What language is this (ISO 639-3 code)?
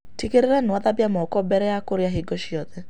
kik